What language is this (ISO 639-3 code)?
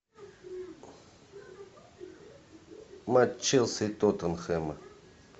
rus